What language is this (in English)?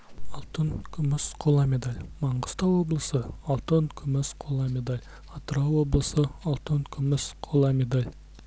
Kazakh